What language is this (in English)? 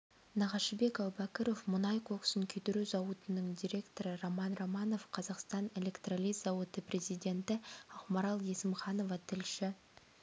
Kazakh